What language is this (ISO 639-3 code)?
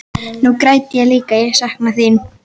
isl